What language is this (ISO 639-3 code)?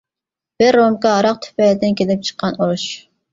uig